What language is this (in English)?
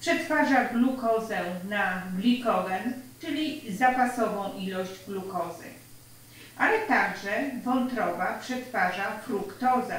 Polish